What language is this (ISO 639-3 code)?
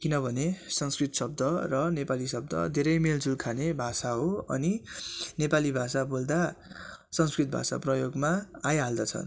nep